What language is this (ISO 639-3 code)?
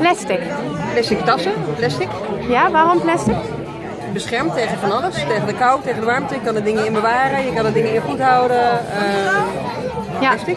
nld